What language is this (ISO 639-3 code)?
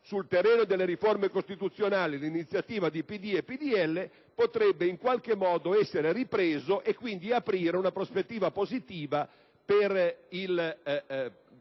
ita